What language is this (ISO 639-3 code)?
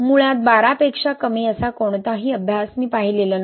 mar